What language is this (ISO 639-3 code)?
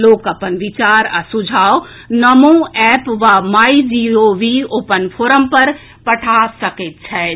mai